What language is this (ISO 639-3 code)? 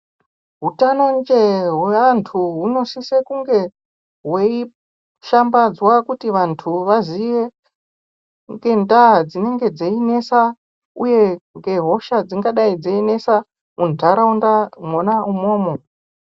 ndc